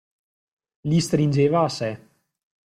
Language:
Italian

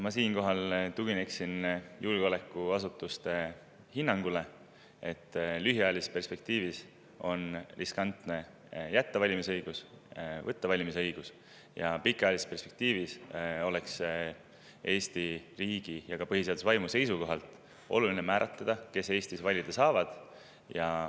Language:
Estonian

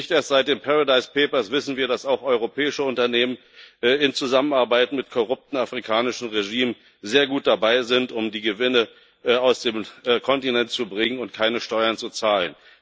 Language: German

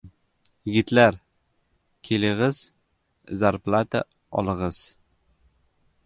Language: Uzbek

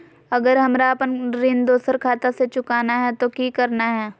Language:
Magahi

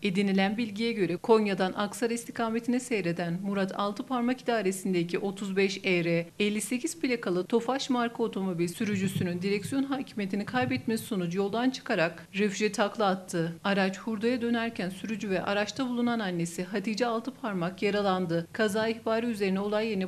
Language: Turkish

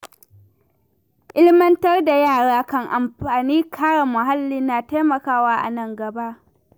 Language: Hausa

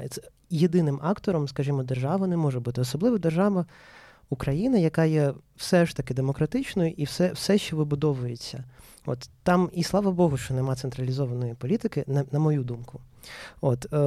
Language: Ukrainian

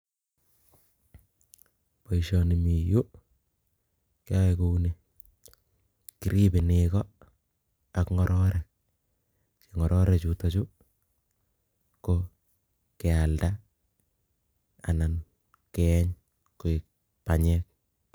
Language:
Kalenjin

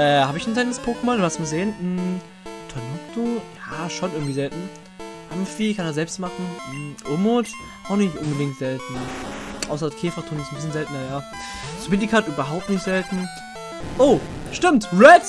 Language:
German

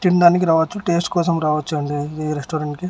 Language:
Telugu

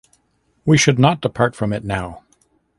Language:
English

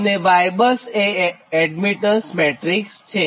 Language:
Gujarati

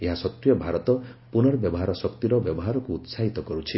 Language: Odia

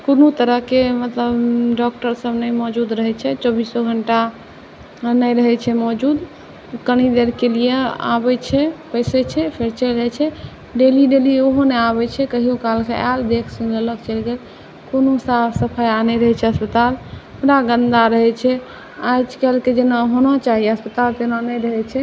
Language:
Maithili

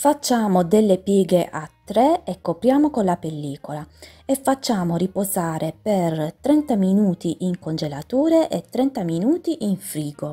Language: Italian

